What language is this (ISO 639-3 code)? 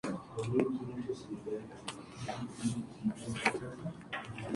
spa